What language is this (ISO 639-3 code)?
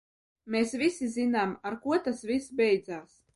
lav